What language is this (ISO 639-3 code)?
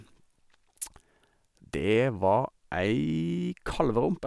nor